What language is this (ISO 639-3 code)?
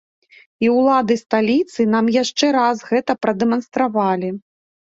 bel